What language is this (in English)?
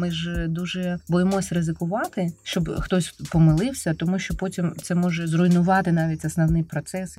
Ukrainian